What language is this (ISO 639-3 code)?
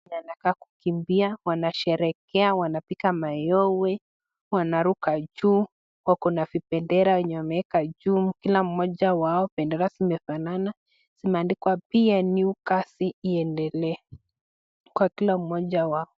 swa